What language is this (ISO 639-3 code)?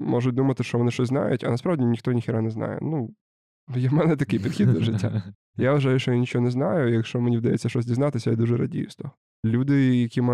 ukr